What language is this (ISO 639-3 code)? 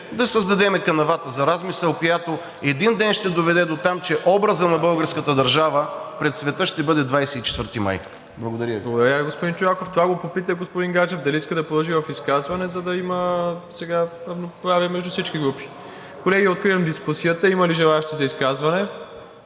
bul